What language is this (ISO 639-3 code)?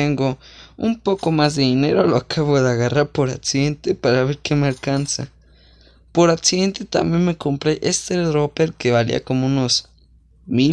spa